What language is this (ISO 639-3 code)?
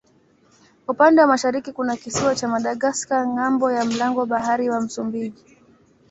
swa